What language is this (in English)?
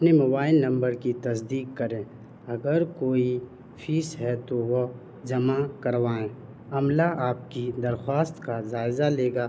Urdu